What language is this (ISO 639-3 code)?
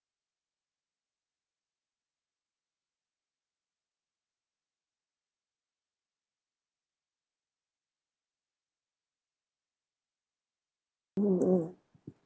eng